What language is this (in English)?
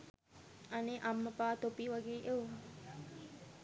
Sinhala